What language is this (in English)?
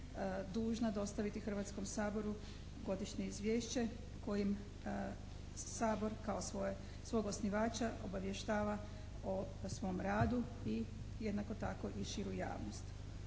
Croatian